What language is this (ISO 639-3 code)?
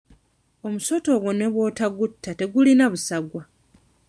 lug